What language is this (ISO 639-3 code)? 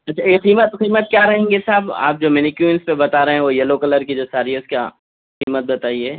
urd